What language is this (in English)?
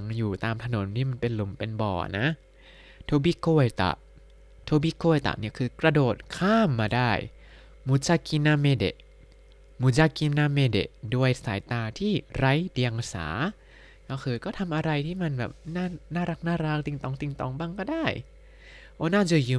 Thai